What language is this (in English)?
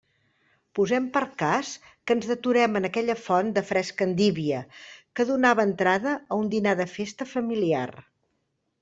Catalan